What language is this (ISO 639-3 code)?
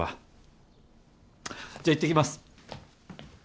jpn